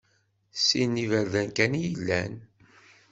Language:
Kabyle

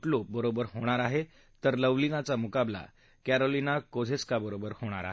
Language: Marathi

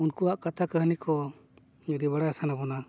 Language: Santali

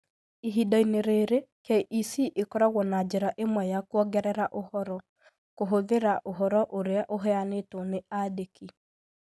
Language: Kikuyu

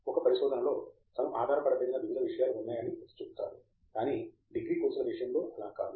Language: Telugu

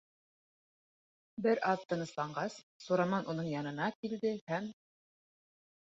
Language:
Bashkir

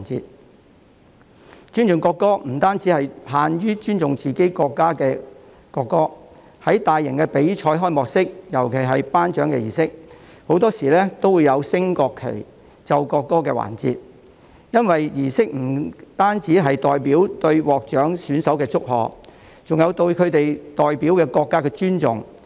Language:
Cantonese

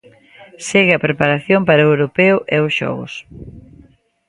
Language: Galician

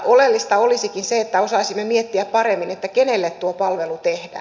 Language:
Finnish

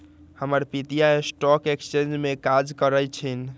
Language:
Magahi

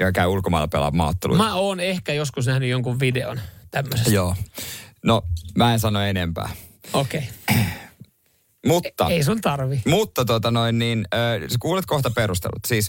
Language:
Finnish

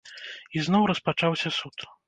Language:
Belarusian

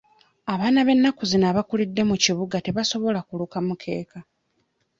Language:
Ganda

